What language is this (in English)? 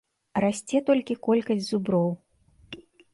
Belarusian